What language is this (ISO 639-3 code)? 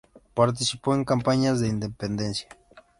spa